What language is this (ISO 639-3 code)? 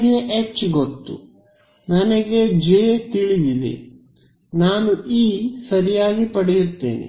kan